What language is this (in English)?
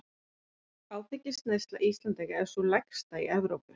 Icelandic